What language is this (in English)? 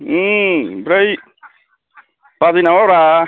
Bodo